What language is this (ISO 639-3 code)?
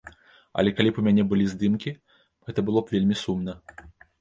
bel